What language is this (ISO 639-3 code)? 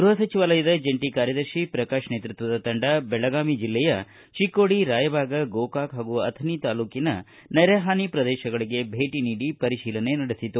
kan